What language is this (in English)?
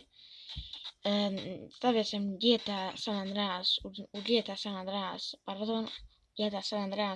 Bosnian